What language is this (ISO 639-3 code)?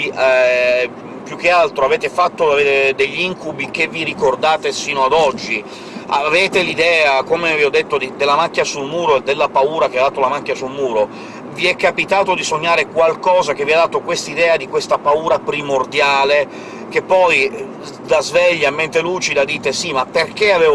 ita